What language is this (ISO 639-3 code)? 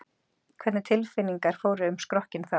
isl